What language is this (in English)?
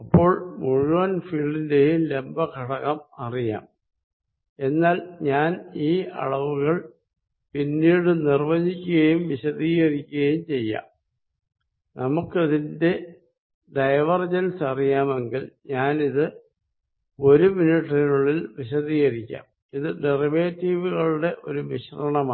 Malayalam